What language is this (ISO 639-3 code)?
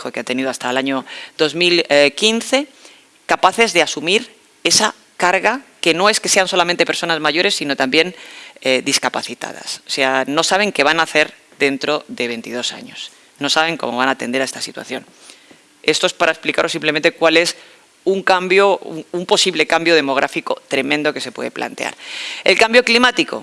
spa